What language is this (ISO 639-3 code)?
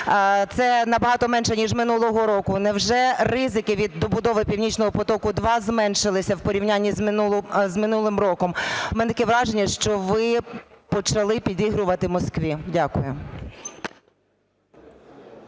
ukr